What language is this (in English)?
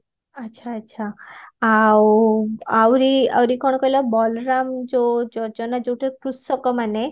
Odia